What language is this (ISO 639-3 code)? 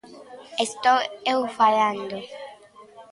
glg